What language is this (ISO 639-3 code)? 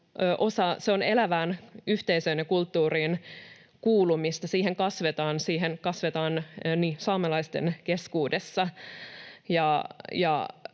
fin